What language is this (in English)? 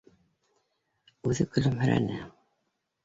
Bashkir